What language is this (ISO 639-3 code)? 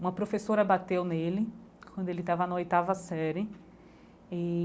por